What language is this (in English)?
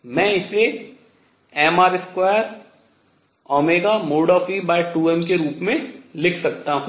Hindi